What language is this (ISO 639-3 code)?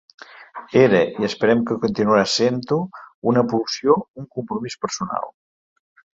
cat